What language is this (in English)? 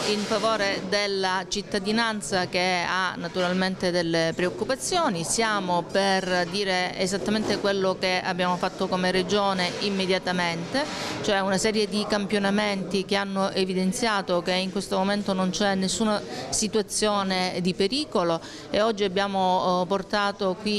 Italian